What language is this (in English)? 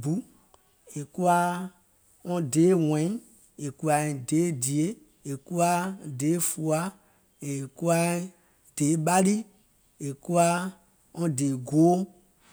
Gola